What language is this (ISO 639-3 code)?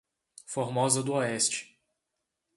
por